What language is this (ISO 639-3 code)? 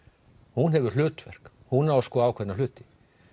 isl